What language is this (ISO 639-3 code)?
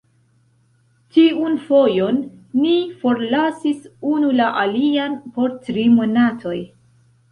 epo